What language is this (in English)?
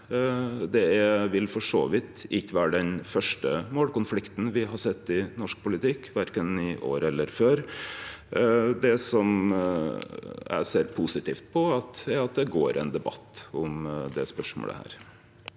Norwegian